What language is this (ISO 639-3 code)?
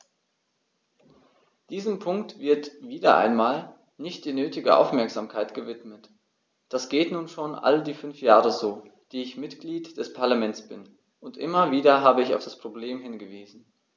deu